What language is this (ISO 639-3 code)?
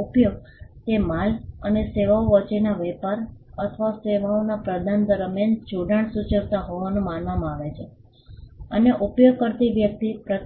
guj